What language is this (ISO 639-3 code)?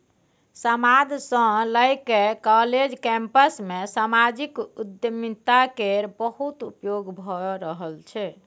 mai